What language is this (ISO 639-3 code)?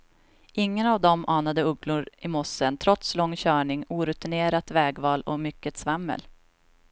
swe